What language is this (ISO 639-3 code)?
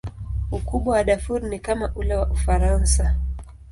swa